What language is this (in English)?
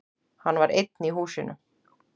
Icelandic